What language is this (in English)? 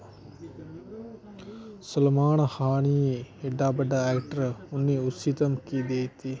Dogri